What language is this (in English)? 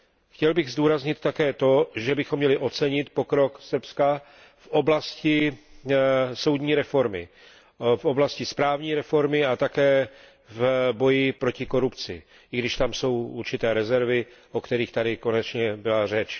Czech